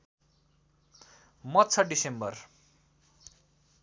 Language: Nepali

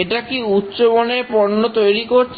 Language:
Bangla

